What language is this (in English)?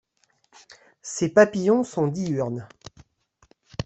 French